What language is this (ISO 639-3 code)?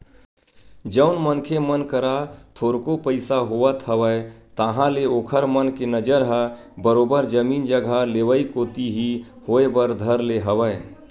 hne